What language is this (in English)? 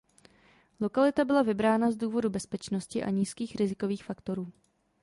Czech